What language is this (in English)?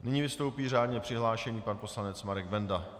Czech